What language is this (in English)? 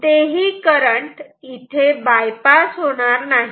Marathi